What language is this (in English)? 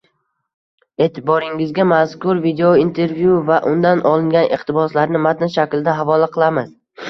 Uzbek